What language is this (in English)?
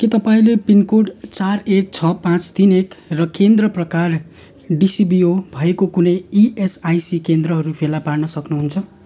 Nepali